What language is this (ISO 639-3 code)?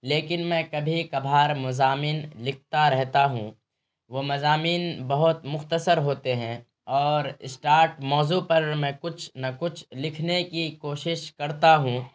urd